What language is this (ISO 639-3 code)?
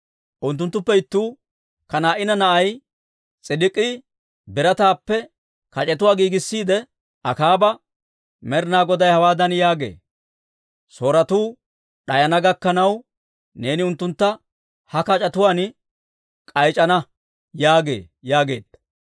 dwr